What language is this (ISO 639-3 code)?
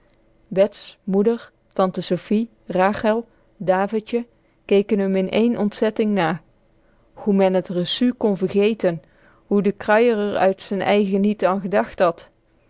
nld